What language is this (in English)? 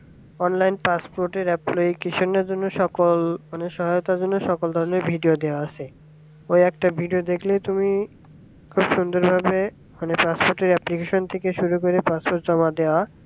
Bangla